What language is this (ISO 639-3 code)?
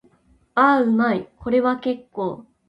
jpn